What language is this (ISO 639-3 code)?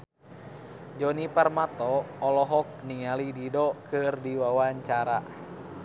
sun